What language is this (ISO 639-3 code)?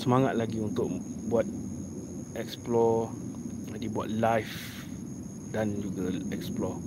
msa